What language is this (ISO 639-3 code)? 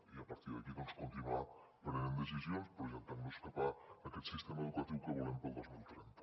cat